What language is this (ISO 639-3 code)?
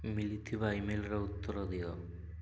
ori